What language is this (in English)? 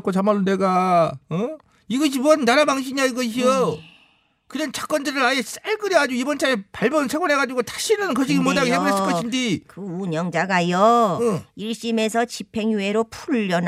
Korean